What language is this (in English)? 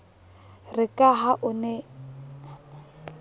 Southern Sotho